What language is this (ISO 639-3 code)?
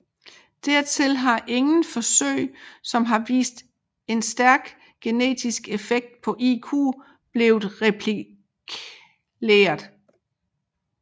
dan